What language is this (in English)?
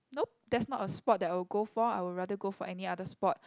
English